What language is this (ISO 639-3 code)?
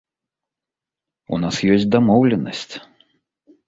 bel